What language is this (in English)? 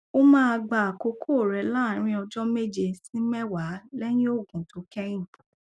Yoruba